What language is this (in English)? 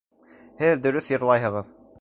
Bashkir